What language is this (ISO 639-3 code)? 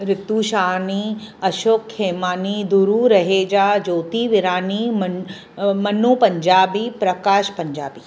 snd